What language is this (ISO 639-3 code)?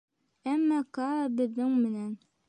bak